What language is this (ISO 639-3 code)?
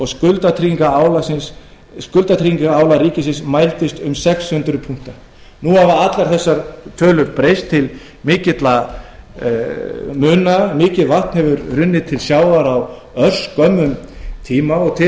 isl